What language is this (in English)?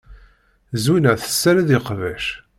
Kabyle